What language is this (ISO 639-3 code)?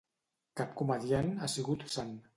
cat